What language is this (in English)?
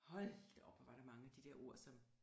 Danish